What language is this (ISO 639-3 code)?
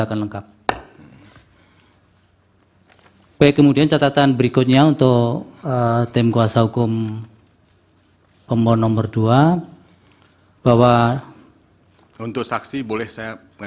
ind